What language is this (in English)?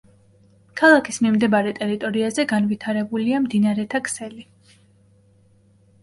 Georgian